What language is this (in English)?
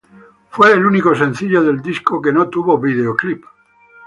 Spanish